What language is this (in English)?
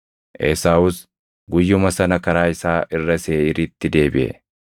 Oromo